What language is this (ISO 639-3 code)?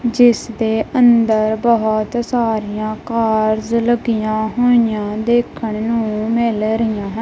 pan